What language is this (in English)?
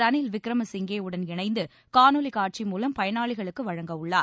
Tamil